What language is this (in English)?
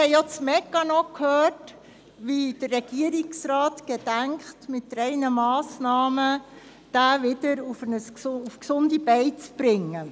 Swiss German